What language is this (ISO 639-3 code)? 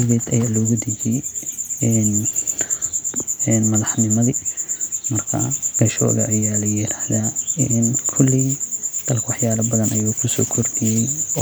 som